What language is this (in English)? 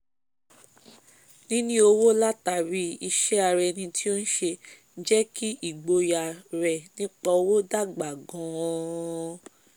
Yoruba